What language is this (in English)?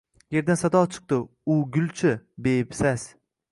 Uzbek